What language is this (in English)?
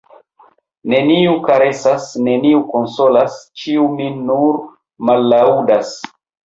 Esperanto